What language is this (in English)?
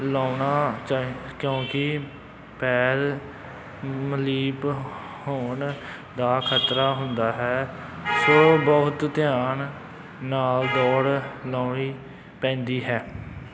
Punjabi